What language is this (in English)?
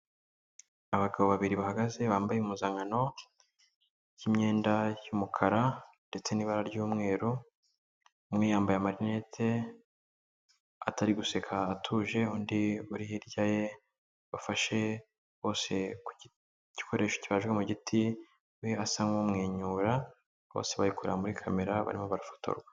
Kinyarwanda